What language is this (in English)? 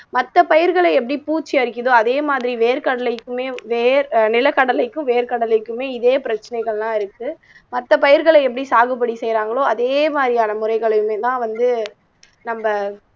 Tamil